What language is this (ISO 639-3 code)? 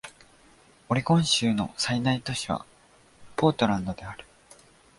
jpn